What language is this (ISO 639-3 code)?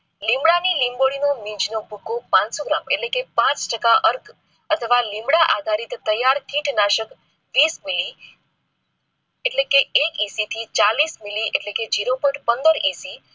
guj